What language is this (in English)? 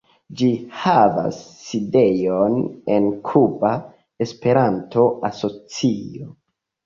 Esperanto